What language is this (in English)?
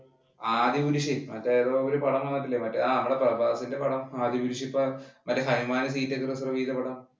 Malayalam